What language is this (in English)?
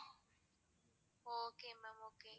Tamil